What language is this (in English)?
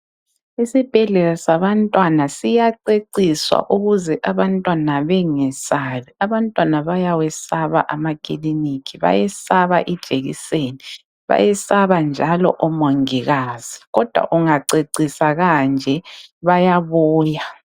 North Ndebele